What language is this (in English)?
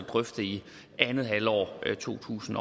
Danish